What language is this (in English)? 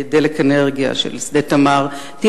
Hebrew